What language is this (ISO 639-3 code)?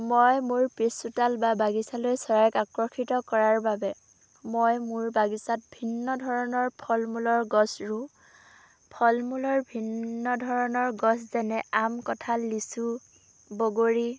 asm